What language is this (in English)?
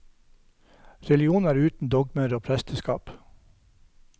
Norwegian